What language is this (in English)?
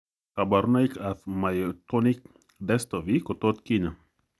Kalenjin